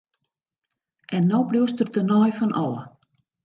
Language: Western Frisian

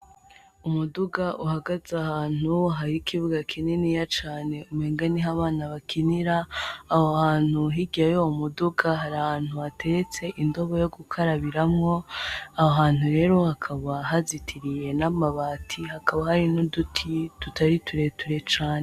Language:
Rundi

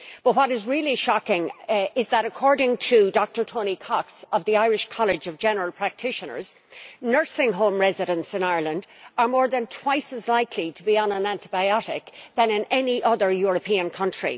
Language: English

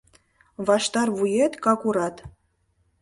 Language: Mari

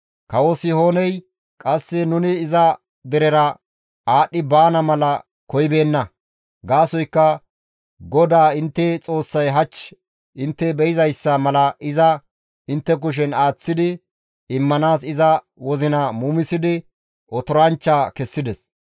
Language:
Gamo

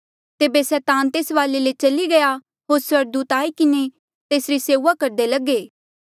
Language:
Mandeali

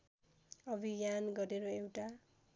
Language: Nepali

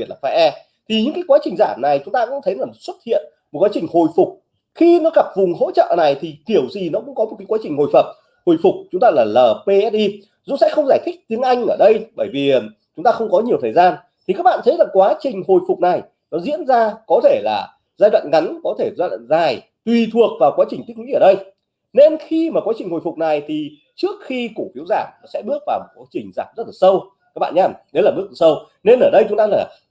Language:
Vietnamese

